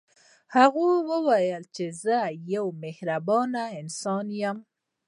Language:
Pashto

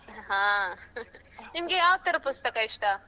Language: Kannada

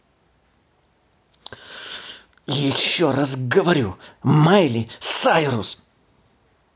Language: Russian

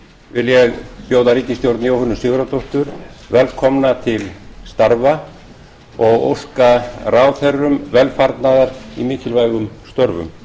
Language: Icelandic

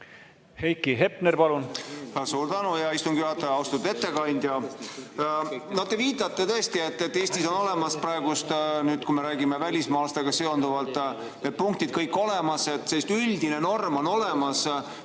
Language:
Estonian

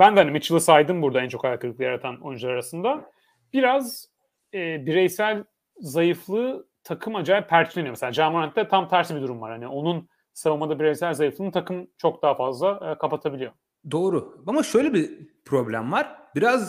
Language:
Turkish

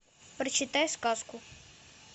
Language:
Russian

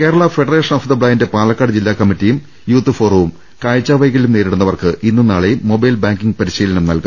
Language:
Malayalam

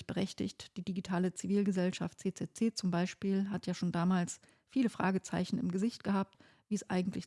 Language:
German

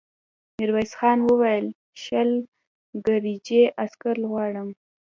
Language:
Pashto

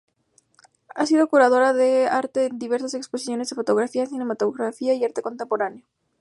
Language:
Spanish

